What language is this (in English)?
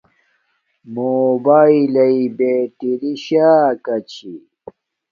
Domaaki